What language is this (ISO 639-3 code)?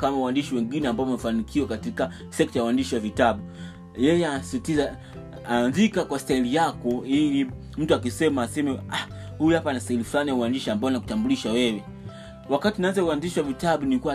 swa